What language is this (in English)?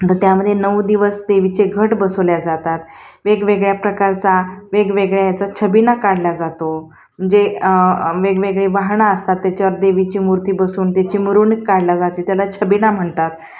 Marathi